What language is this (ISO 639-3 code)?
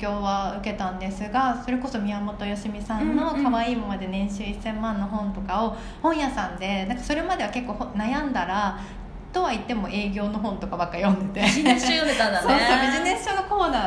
jpn